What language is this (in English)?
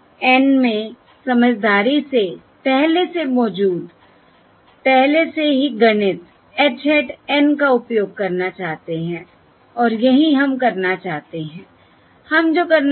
Hindi